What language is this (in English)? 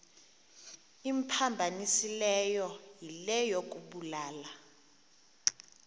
Xhosa